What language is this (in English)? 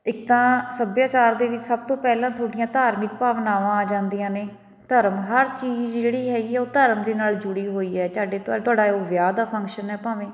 Punjabi